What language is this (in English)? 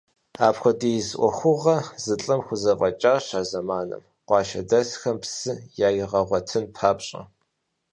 Kabardian